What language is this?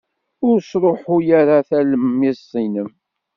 Kabyle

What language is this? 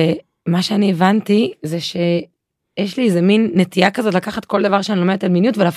Hebrew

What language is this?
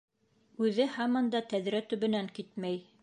Bashkir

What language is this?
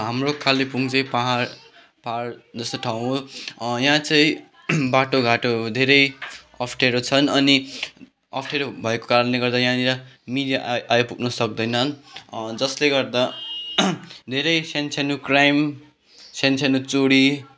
Nepali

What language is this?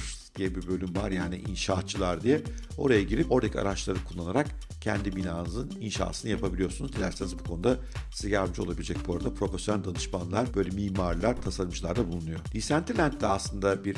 Turkish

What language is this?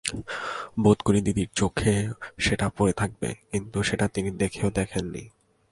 Bangla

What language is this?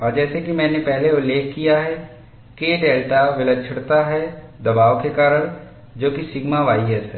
Hindi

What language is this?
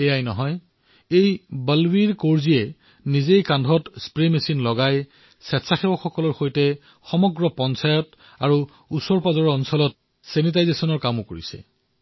Assamese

